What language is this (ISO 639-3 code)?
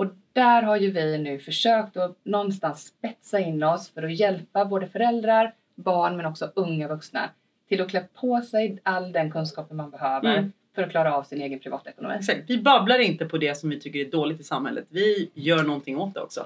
swe